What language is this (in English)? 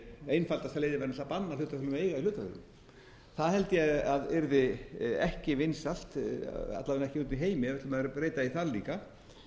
Icelandic